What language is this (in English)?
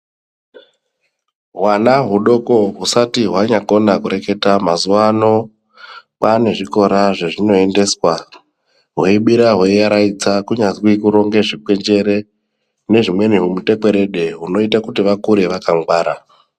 Ndau